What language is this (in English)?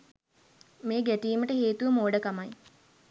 Sinhala